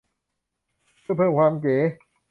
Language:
Thai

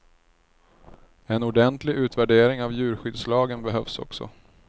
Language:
Swedish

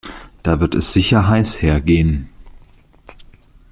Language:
German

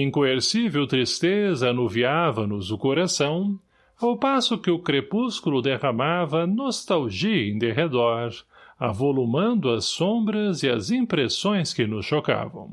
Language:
Portuguese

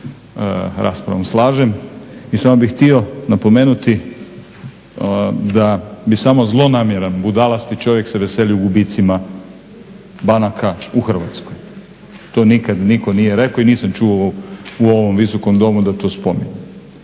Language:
Croatian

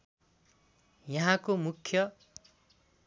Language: Nepali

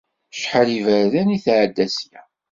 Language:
Kabyle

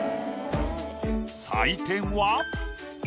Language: Japanese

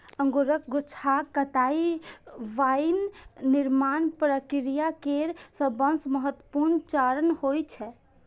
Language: Maithili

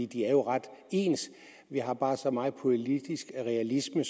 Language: Danish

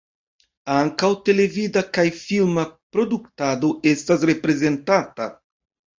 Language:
Esperanto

